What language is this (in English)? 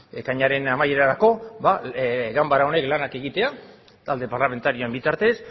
Basque